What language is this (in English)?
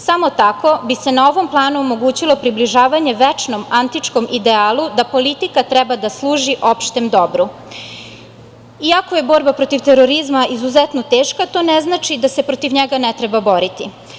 Serbian